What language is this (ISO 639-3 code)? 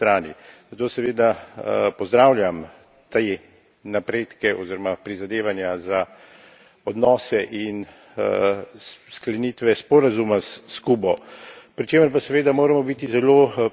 slv